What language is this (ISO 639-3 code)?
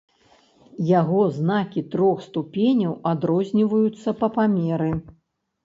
bel